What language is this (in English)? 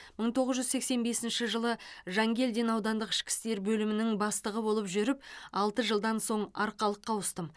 Kazakh